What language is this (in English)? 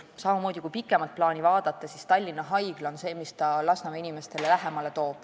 Estonian